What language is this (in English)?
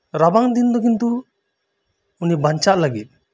Santali